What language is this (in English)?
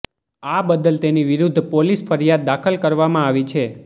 Gujarati